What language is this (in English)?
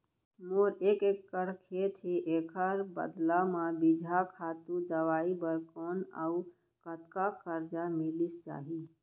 Chhattisgarhi